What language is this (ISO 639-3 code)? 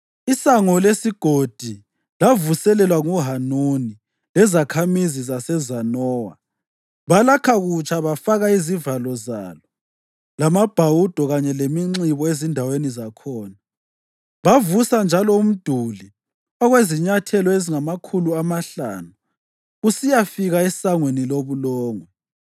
nde